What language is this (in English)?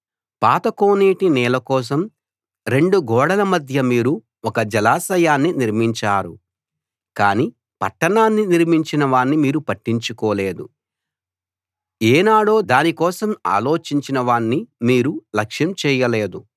Telugu